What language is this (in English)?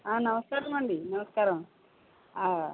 Telugu